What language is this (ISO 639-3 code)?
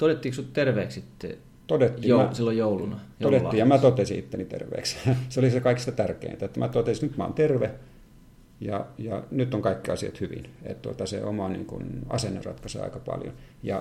fin